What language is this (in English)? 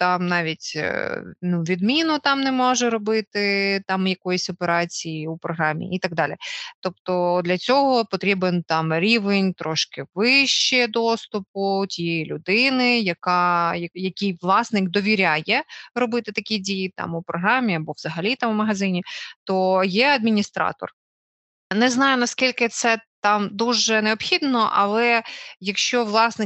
Ukrainian